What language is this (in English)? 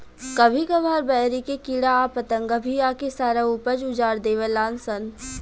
Bhojpuri